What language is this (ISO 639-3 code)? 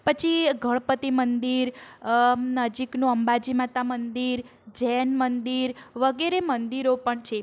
guj